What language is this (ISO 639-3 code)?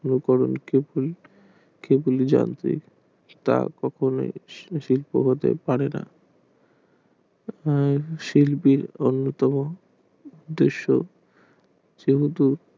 ben